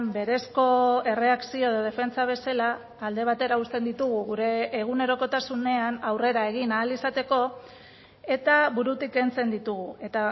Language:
Basque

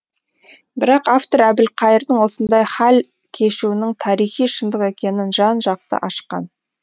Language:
Kazakh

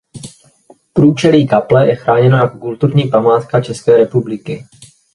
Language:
Czech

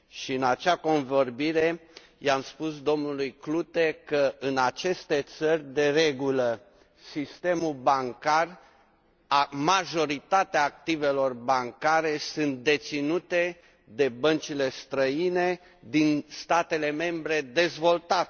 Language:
Romanian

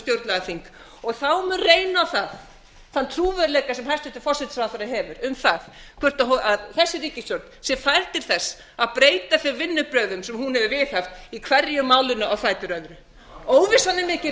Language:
Icelandic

